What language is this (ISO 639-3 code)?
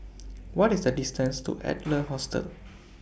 eng